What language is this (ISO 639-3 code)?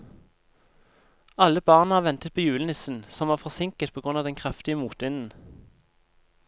nor